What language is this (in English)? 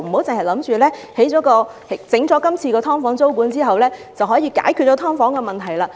Cantonese